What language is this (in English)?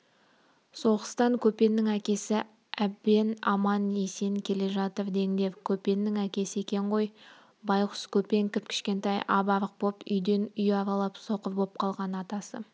Kazakh